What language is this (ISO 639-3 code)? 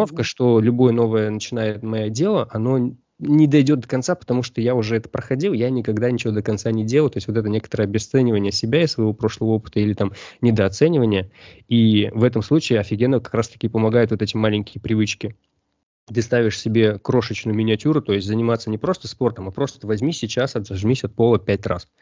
rus